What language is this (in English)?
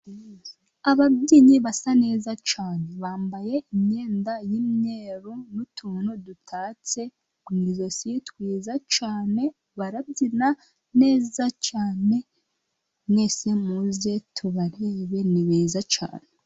Kinyarwanda